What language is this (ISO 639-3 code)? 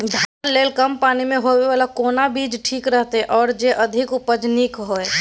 mai